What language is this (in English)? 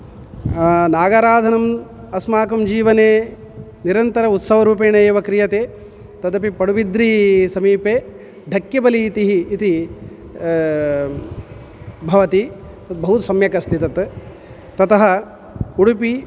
Sanskrit